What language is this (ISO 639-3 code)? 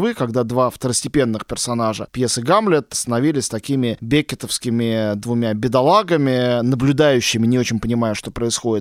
rus